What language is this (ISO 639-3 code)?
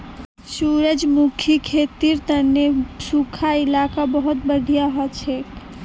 mag